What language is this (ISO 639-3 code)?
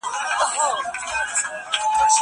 pus